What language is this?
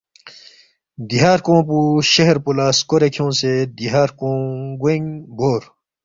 Balti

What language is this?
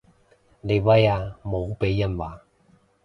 Cantonese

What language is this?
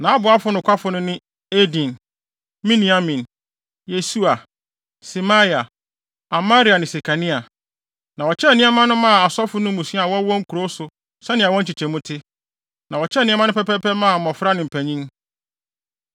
Akan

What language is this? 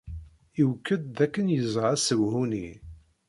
Kabyle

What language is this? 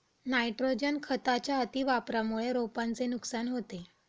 Marathi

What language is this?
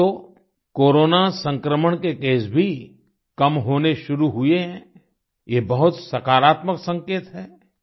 Hindi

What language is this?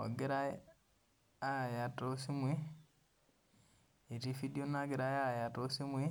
Masai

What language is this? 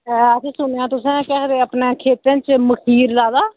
Dogri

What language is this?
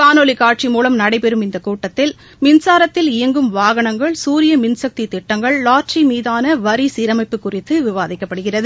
Tamil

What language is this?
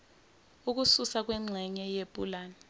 Zulu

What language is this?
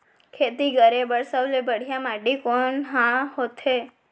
Chhattisgarhi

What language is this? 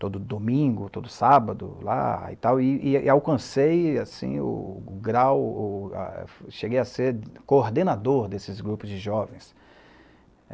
Portuguese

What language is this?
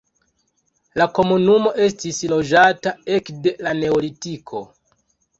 Esperanto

